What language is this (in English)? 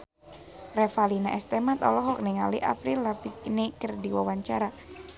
Sundanese